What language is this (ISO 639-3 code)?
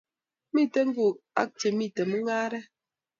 kln